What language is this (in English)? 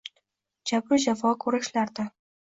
Uzbek